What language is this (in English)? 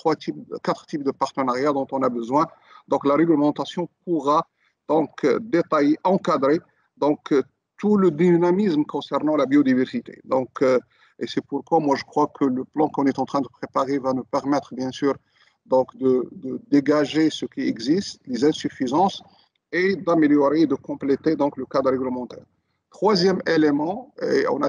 French